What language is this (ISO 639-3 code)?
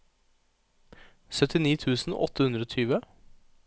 nor